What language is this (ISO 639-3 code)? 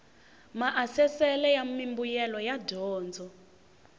tso